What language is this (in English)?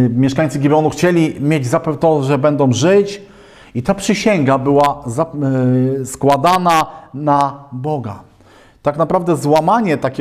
Polish